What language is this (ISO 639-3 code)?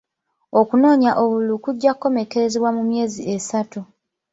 lug